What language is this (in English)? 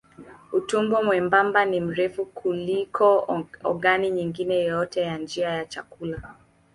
Swahili